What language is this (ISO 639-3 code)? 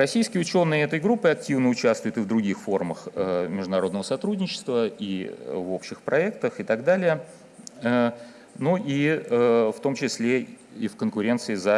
rus